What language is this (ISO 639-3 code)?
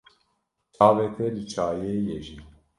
kur